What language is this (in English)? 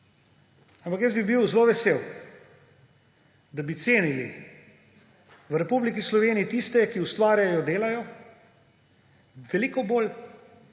Slovenian